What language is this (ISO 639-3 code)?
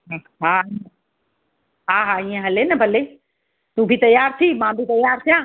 snd